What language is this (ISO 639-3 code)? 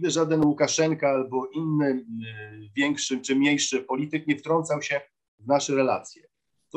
pol